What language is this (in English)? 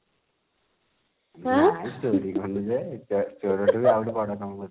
Odia